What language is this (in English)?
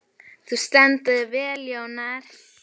Icelandic